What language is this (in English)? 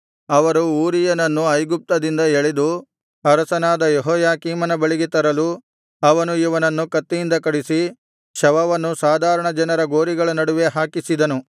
Kannada